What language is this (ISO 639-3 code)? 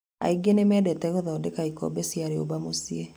kik